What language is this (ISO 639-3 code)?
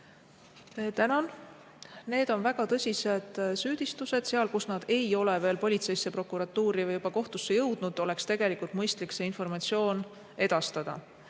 est